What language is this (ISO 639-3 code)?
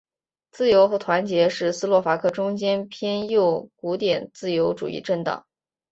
zho